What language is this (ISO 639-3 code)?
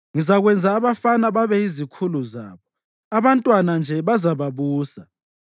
nde